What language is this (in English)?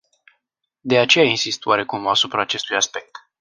Romanian